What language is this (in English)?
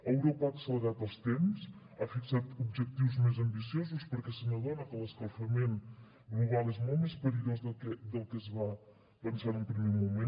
Catalan